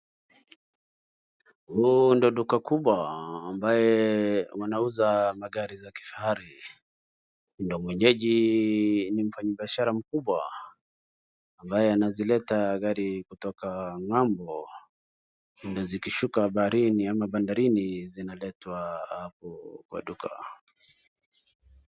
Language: Swahili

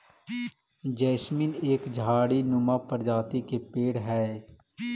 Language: Magahi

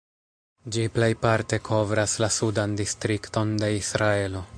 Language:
Esperanto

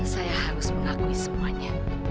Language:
Indonesian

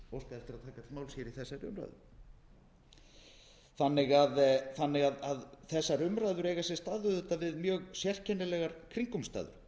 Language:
Icelandic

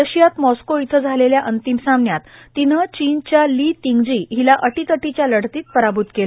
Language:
Marathi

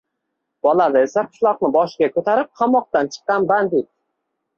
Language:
Uzbek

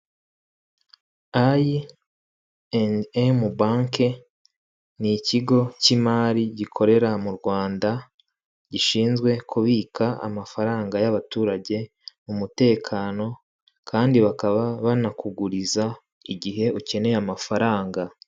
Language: Kinyarwanda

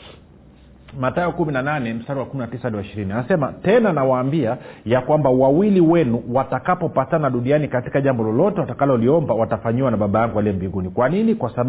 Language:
Swahili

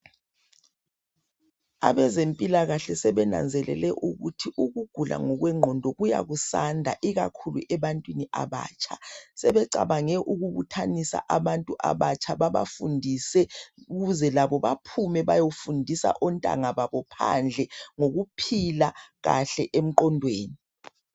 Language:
North Ndebele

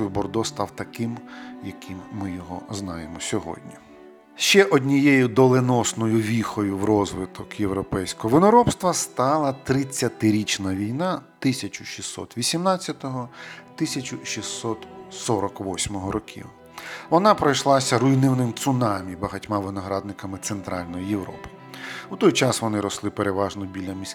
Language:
Ukrainian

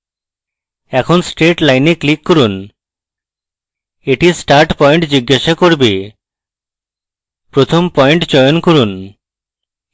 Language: Bangla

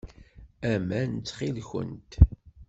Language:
Kabyle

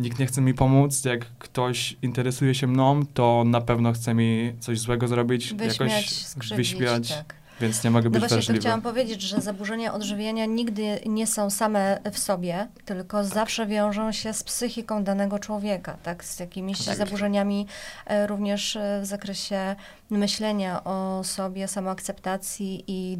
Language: Polish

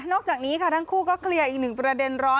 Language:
Thai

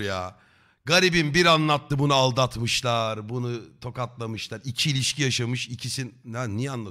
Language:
Turkish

